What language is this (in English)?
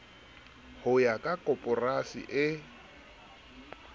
Southern Sotho